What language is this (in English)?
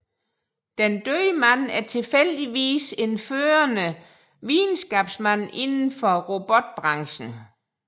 Danish